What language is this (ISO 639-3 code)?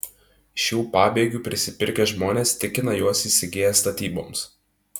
lit